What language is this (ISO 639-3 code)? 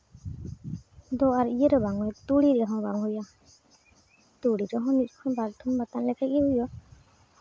sat